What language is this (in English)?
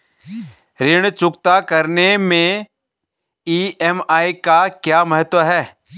Hindi